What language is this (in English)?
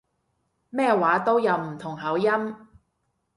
Cantonese